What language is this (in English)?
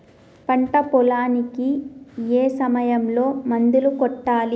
Telugu